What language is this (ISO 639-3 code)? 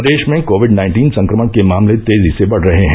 hin